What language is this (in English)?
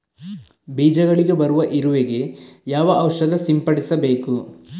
Kannada